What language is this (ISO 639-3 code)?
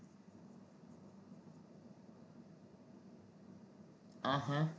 guj